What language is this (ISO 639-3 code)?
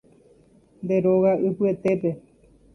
grn